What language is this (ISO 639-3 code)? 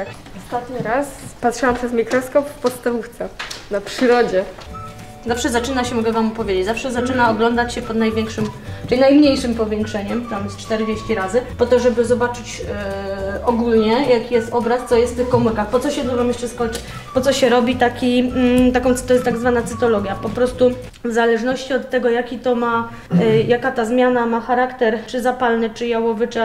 pol